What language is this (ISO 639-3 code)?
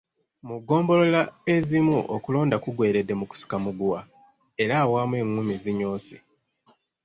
lug